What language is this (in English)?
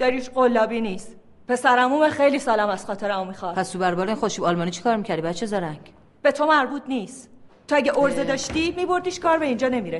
Persian